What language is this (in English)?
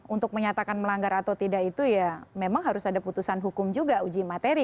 Indonesian